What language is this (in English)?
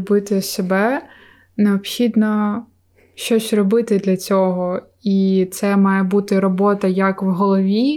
Ukrainian